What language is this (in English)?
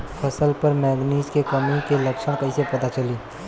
Bhojpuri